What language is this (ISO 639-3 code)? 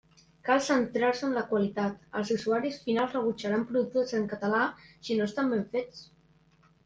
cat